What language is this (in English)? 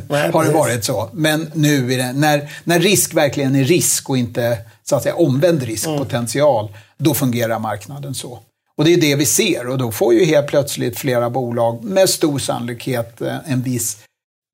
Swedish